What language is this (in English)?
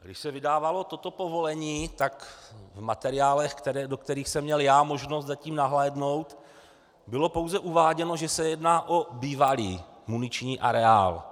Czech